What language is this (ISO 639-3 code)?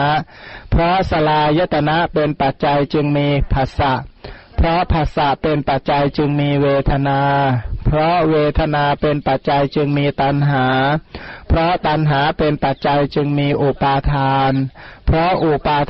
tha